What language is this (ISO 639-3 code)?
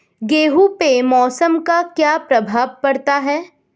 hin